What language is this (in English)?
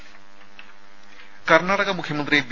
Malayalam